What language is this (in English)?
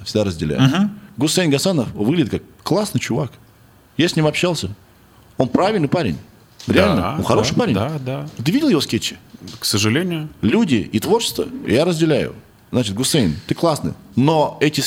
Russian